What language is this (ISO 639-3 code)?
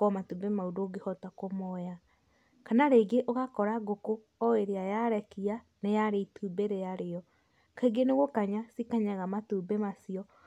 kik